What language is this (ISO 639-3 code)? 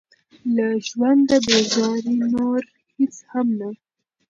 pus